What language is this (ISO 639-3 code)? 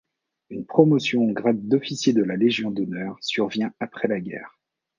fra